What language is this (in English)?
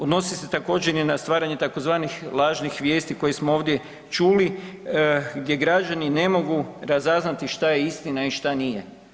Croatian